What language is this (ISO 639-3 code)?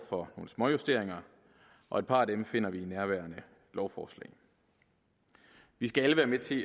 dan